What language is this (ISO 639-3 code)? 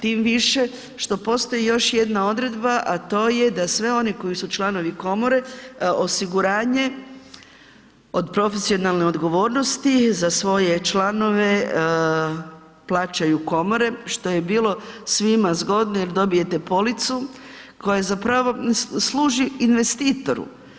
hrv